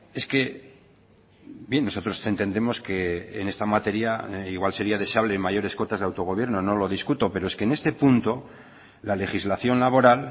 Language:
Spanish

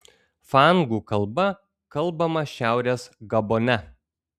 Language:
Lithuanian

